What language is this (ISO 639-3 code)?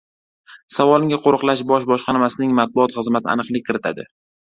uzb